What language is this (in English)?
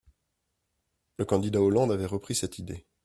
French